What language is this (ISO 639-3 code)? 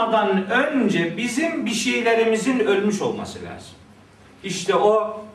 tur